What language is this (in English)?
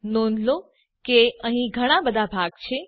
Gujarati